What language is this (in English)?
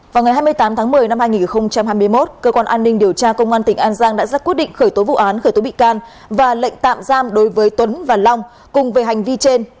Vietnamese